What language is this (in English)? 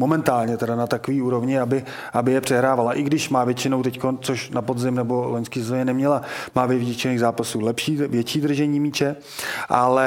Czech